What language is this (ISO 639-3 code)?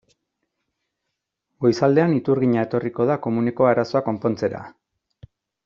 eus